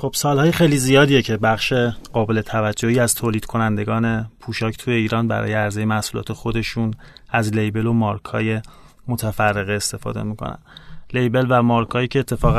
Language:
Persian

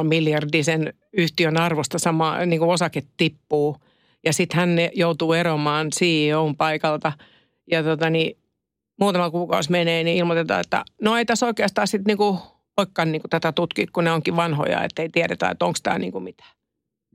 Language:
Finnish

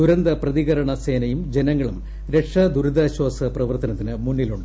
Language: Malayalam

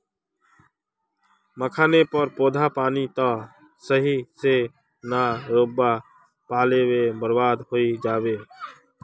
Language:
Magahi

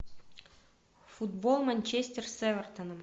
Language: Russian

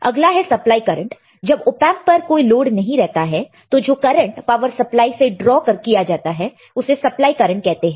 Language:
Hindi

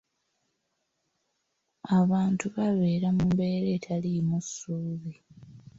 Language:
Ganda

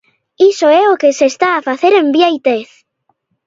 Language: Galician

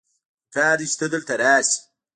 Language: Pashto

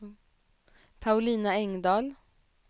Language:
Swedish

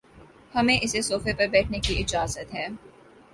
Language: Urdu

